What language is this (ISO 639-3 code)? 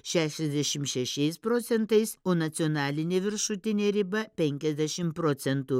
lit